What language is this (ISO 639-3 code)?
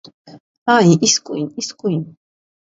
hye